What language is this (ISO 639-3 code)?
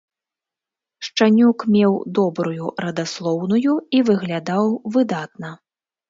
bel